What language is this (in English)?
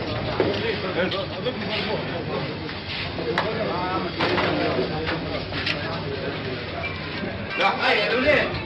Arabic